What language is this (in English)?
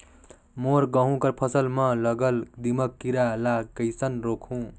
Chhattisgarhi